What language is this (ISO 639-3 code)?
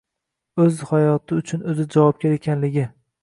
uzb